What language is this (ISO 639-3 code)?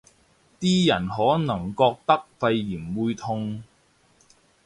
yue